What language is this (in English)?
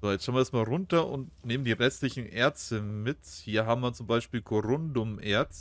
German